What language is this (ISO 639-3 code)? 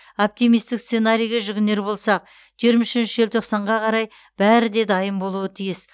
kaz